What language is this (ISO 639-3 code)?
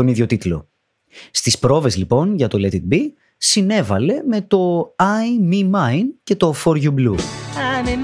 ell